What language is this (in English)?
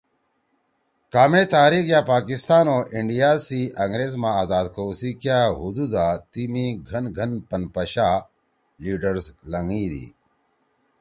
Torwali